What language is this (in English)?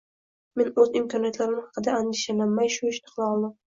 Uzbek